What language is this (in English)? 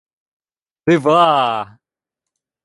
Ukrainian